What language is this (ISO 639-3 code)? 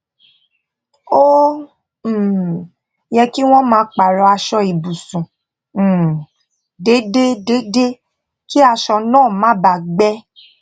yor